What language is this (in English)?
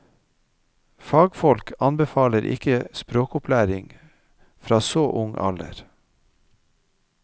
Norwegian